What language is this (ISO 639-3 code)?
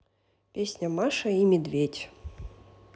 rus